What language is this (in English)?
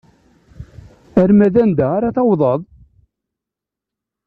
Kabyle